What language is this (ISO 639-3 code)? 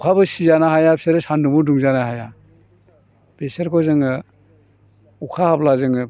brx